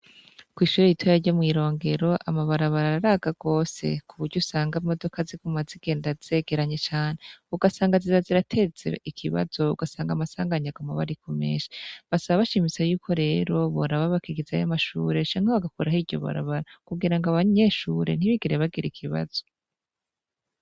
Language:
Rundi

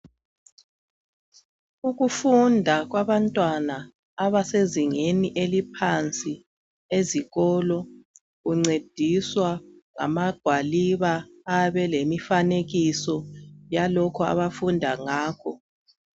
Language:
North Ndebele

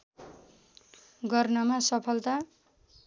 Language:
Nepali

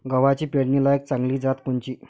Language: Marathi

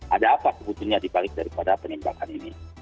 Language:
Indonesian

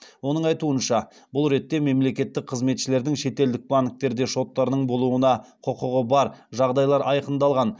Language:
Kazakh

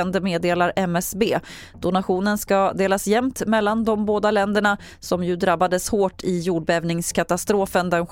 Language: Swedish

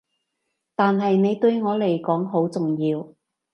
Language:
Cantonese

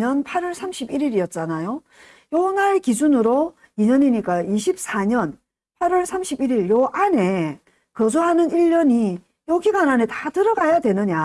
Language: Korean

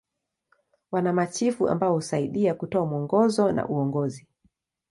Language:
Swahili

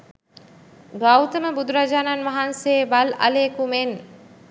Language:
Sinhala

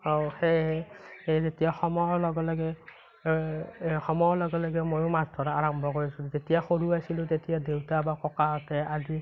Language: Assamese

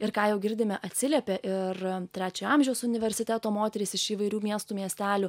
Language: Lithuanian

